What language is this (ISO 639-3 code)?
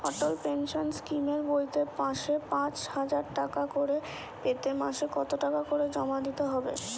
ben